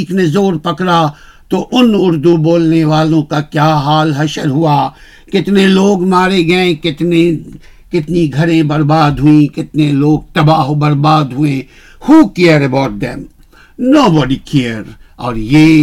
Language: Urdu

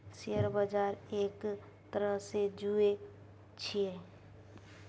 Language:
Maithili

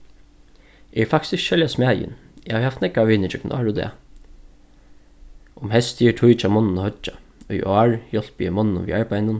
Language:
Faroese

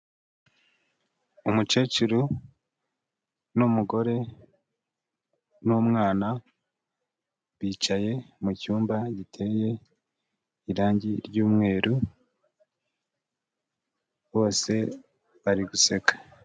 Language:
Kinyarwanda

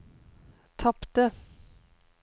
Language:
Norwegian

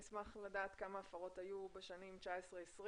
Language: Hebrew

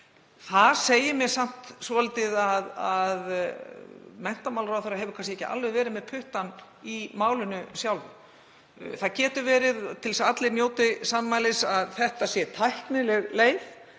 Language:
Icelandic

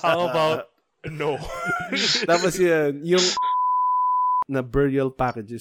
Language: Filipino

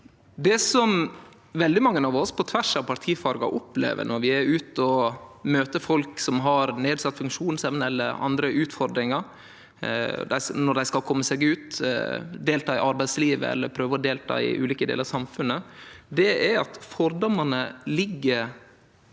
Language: Norwegian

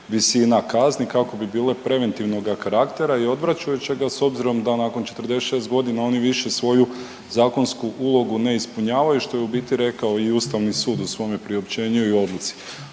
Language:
Croatian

